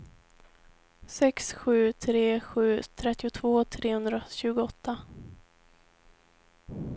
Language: Swedish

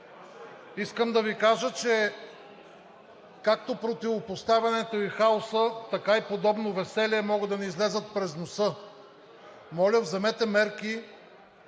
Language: Bulgarian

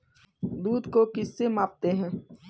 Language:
Hindi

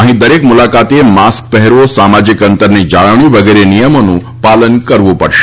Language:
Gujarati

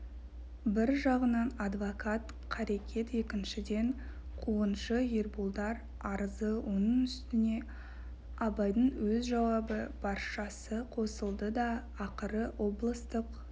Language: Kazakh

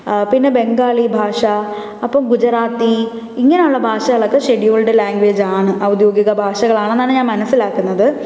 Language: Malayalam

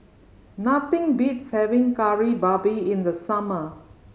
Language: English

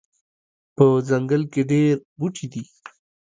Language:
Pashto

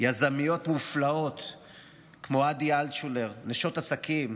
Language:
Hebrew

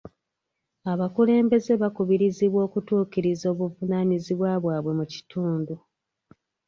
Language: Ganda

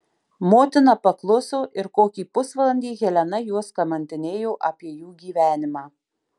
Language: Lithuanian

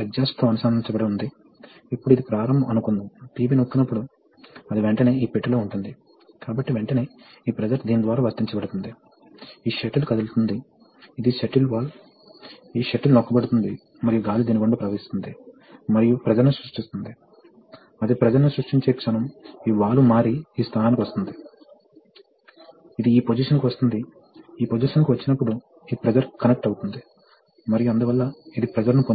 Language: Telugu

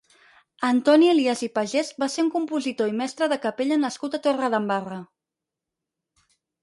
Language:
Catalan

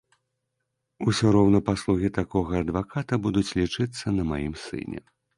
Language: Belarusian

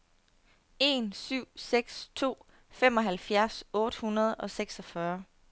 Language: Danish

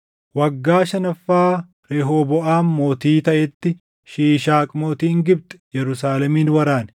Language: Oromo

